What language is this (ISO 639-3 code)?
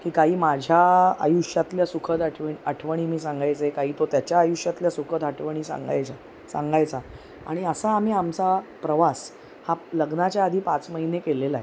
mar